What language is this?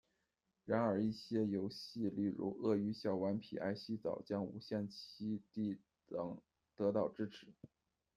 Chinese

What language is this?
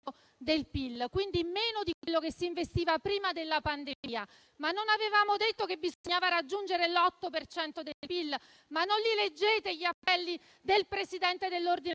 Italian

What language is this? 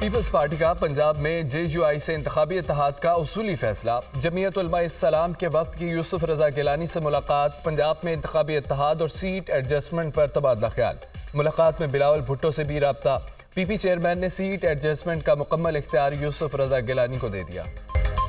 Hindi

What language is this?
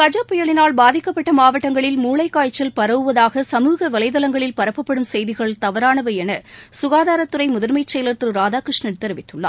Tamil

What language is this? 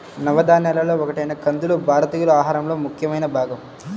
Telugu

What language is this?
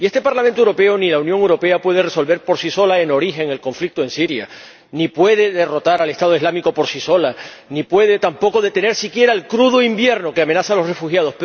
Spanish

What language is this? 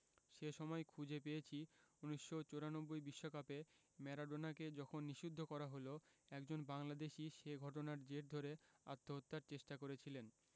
Bangla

